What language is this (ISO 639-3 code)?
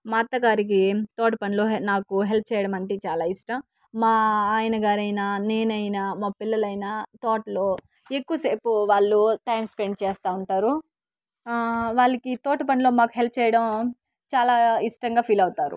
tel